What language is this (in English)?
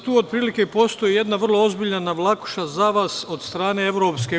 Serbian